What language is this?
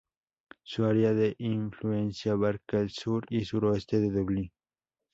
Spanish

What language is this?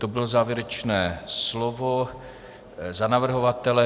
Czech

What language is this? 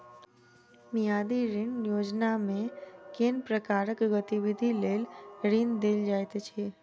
Maithili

